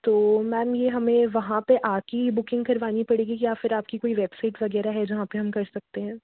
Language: Hindi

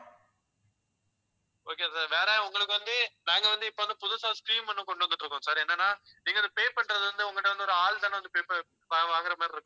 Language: Tamil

